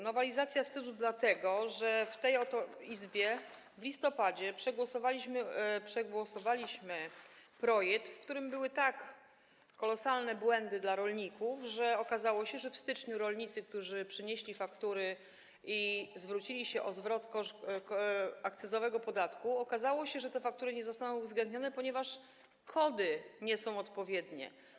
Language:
Polish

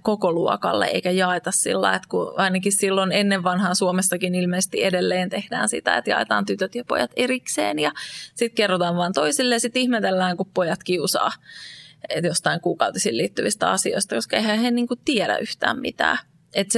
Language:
Finnish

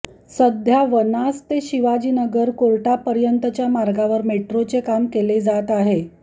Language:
Marathi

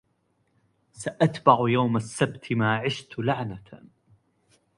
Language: Arabic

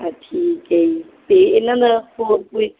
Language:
Punjabi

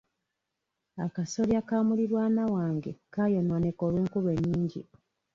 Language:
Ganda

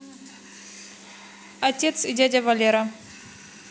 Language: Russian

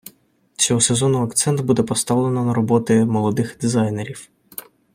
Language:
Ukrainian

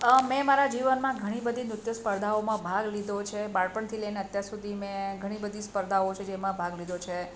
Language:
Gujarati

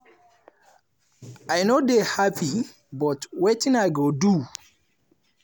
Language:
Nigerian Pidgin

